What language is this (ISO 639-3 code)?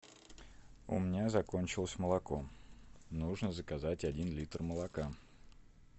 rus